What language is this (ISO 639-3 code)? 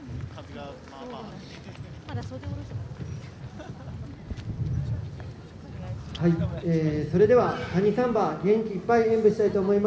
jpn